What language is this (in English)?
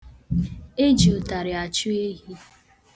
Igbo